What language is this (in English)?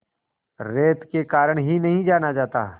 Hindi